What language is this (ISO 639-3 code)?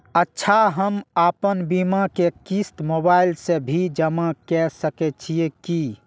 mai